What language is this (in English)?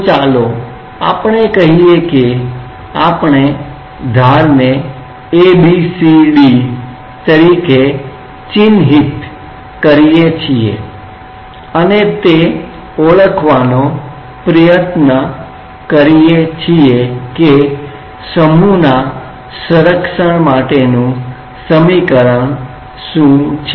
Gujarati